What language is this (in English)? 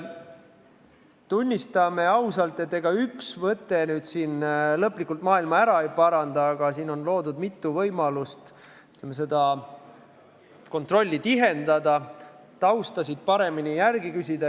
Estonian